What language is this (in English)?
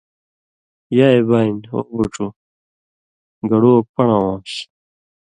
Indus Kohistani